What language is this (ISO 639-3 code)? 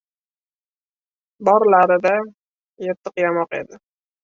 uzb